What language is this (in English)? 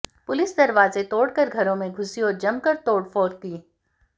Hindi